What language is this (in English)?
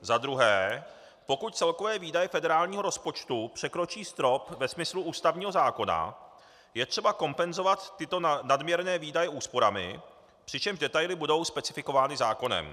Czech